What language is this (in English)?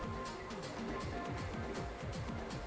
Bangla